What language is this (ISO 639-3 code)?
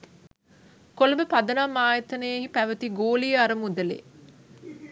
sin